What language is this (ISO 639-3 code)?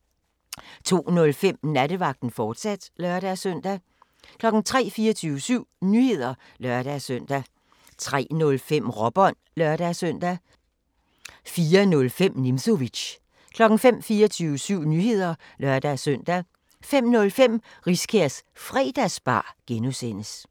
dan